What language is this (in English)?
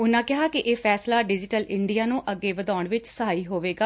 Punjabi